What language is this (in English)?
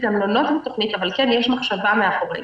Hebrew